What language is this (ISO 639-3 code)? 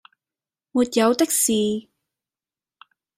yue